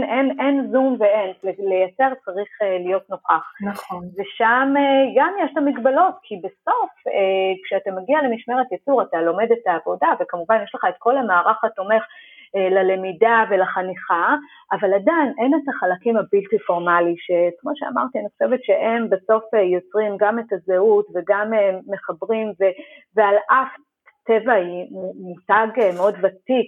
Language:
Hebrew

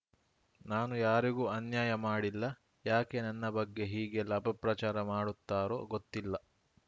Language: Kannada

